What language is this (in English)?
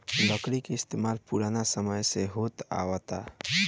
Bhojpuri